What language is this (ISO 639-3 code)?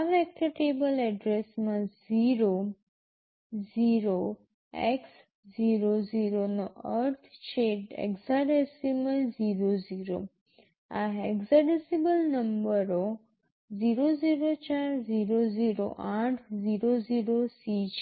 guj